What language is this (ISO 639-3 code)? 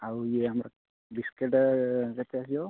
ori